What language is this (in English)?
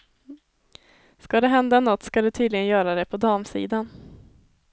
Swedish